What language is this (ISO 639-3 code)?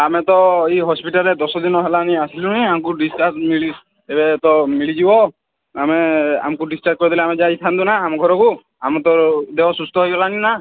ori